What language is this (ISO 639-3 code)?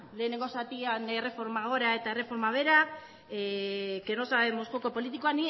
eus